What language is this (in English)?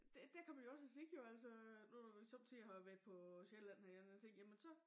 Danish